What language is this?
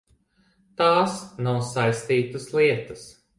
Latvian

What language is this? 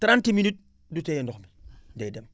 Wolof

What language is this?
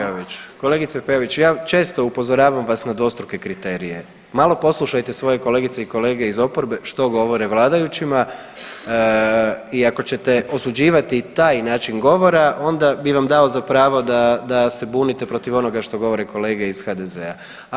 Croatian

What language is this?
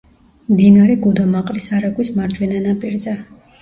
Georgian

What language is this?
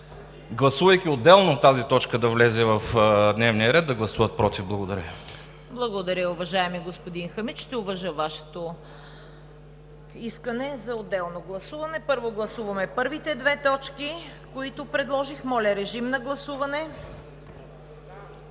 Bulgarian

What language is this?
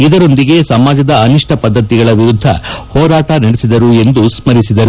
Kannada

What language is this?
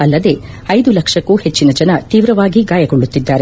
Kannada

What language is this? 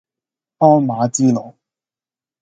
Cantonese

